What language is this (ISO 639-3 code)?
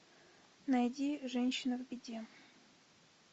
rus